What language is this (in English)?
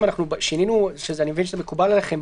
Hebrew